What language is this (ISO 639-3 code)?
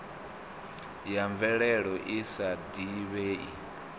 ven